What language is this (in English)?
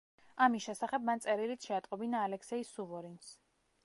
Georgian